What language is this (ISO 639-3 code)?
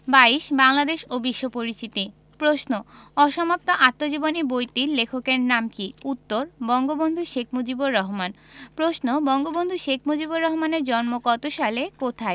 ben